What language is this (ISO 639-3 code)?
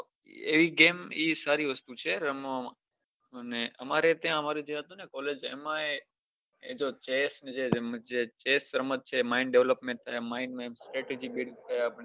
guj